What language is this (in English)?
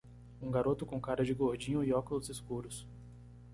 Portuguese